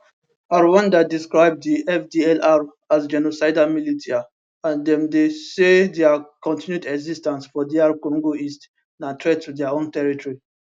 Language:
Nigerian Pidgin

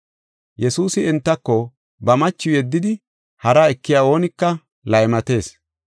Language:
Gofa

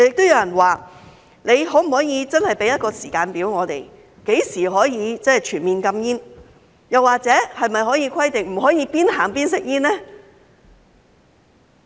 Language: Cantonese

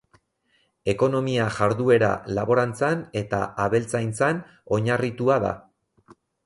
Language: Basque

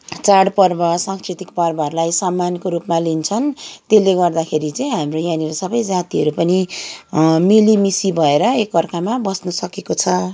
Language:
Nepali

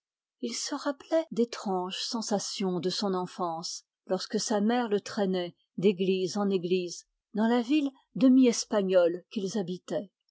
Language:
French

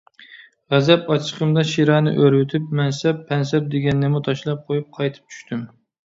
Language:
Uyghur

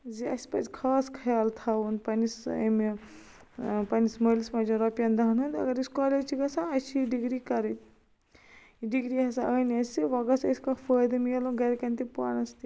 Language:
Kashmiri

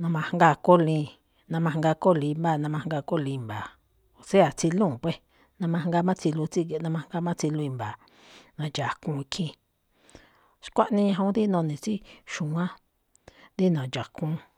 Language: Malinaltepec Me'phaa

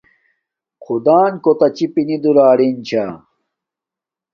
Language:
Domaaki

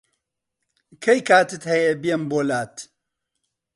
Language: Central Kurdish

